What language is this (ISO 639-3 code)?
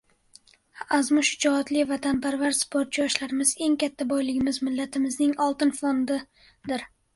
uzb